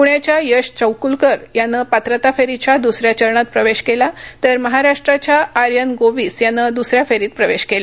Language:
Marathi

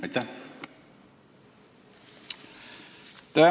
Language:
Estonian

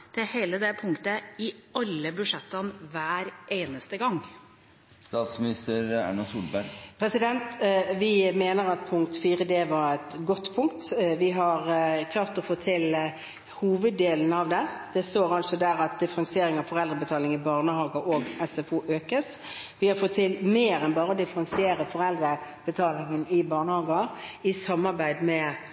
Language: Norwegian Bokmål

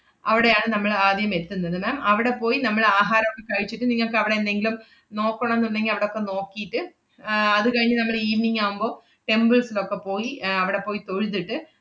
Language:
Malayalam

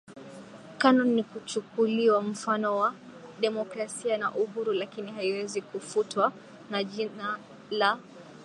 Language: Swahili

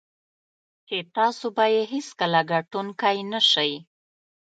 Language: Pashto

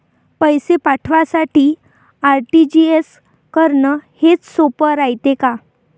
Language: Marathi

